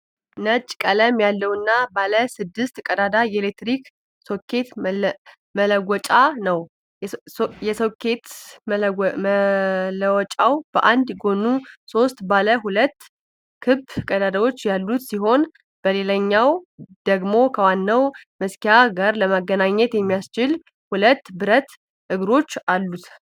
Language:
Amharic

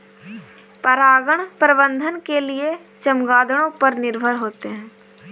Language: Hindi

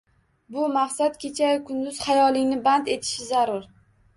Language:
Uzbek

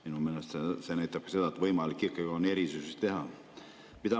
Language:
Estonian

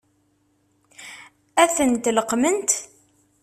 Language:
Kabyle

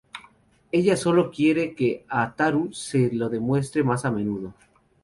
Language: Spanish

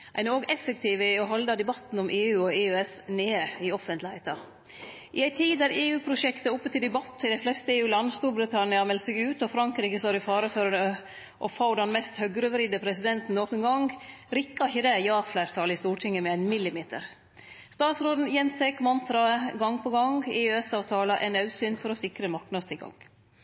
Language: Norwegian Nynorsk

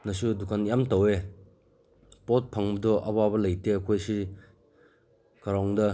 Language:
Manipuri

